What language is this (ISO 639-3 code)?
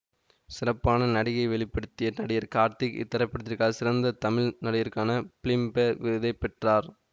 tam